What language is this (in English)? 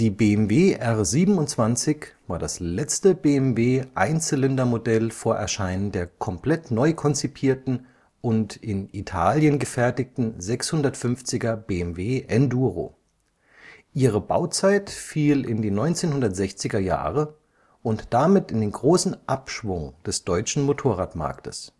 German